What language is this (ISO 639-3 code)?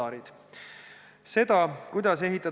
est